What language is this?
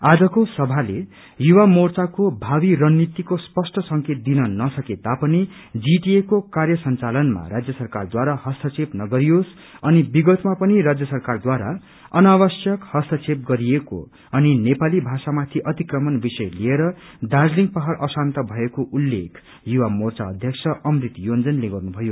Nepali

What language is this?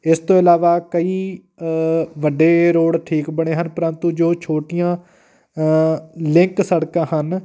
Punjabi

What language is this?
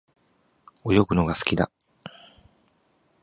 Japanese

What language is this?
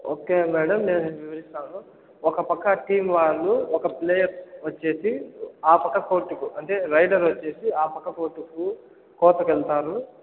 Telugu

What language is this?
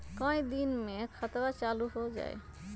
Magahi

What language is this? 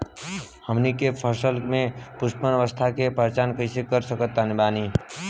Bhojpuri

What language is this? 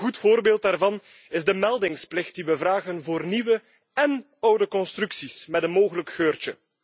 Dutch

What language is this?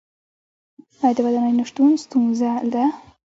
Pashto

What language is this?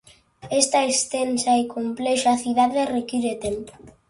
Galician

